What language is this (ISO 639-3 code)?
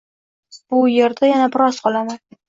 uzb